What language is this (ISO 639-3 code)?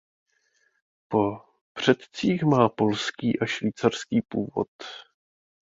ces